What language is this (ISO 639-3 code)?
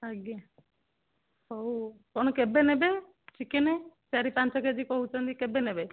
ori